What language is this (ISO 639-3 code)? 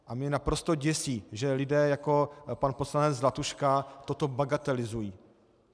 ces